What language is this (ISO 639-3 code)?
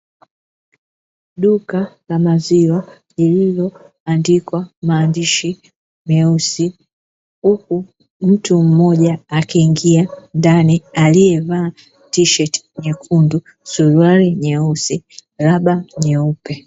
swa